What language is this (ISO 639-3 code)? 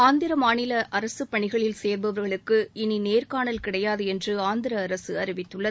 tam